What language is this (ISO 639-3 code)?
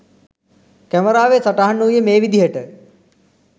sin